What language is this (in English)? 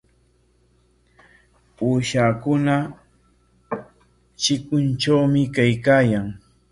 Corongo Ancash Quechua